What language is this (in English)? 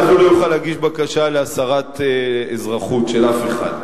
Hebrew